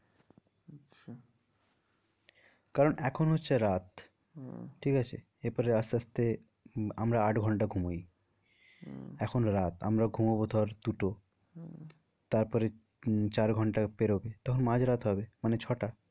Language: Bangla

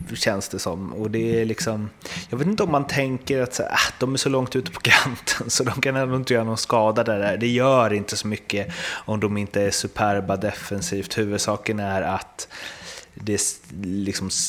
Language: Swedish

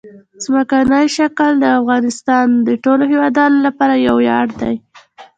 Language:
Pashto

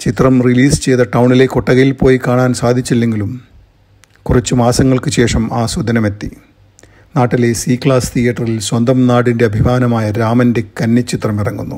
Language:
Malayalam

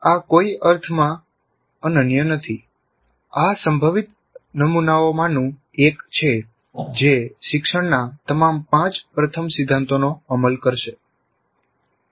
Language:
Gujarati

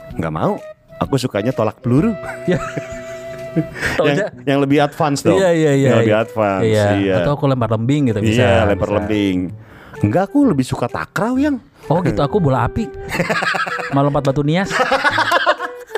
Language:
Indonesian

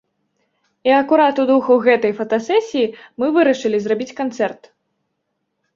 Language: Belarusian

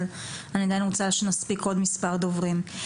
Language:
Hebrew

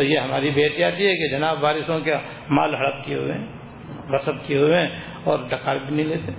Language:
Urdu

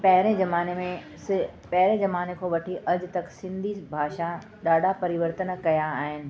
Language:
Sindhi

